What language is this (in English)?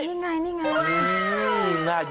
Thai